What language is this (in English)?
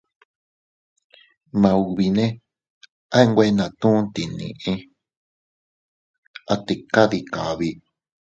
Teutila Cuicatec